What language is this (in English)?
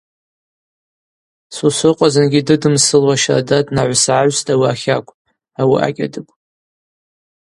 Abaza